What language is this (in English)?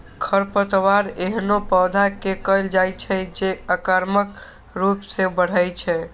Maithili